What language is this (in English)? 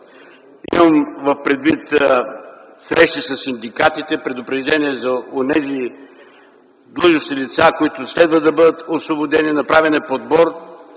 Bulgarian